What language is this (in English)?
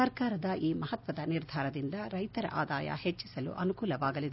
Kannada